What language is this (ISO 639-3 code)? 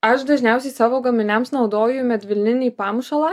lit